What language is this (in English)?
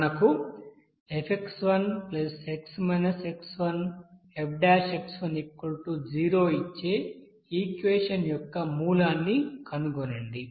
Telugu